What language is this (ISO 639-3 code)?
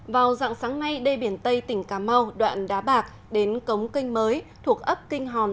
vie